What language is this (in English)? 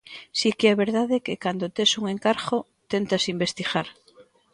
Galician